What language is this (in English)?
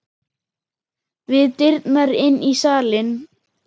Icelandic